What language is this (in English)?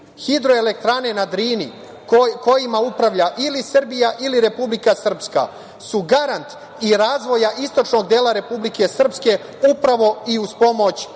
Serbian